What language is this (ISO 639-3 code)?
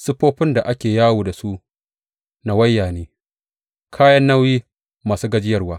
hau